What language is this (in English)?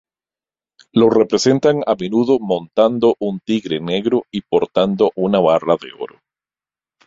Spanish